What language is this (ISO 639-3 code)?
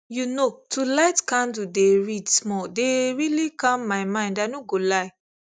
pcm